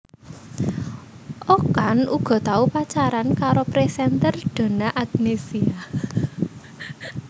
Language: Javanese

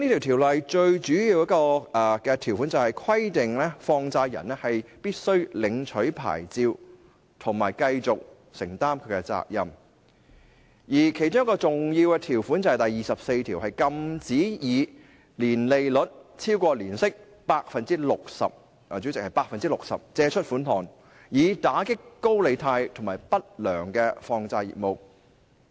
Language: Cantonese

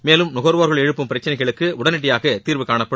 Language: Tamil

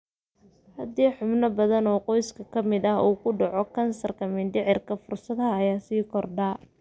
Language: Somali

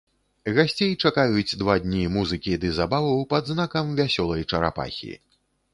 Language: Belarusian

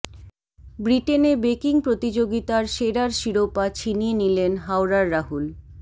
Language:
Bangla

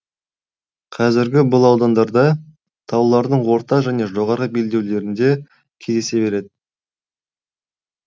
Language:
Kazakh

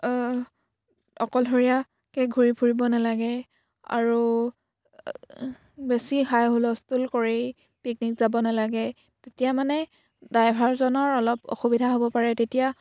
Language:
Assamese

